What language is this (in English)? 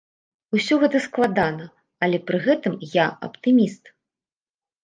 Belarusian